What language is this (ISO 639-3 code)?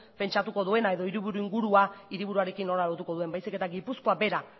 eus